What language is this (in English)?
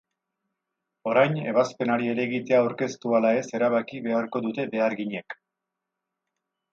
Basque